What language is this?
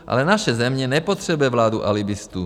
Czech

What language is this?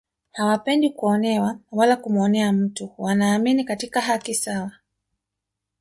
Swahili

